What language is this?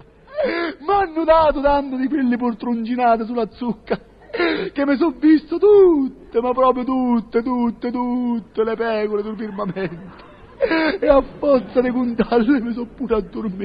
Italian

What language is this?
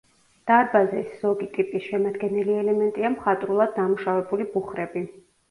Georgian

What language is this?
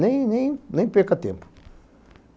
Portuguese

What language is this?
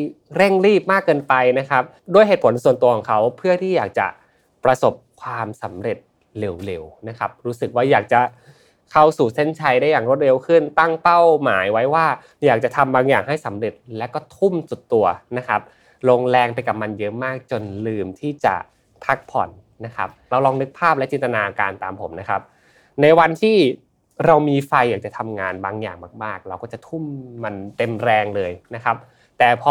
Thai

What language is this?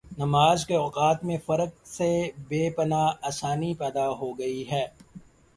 Urdu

